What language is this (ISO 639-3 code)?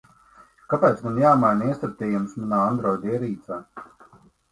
lav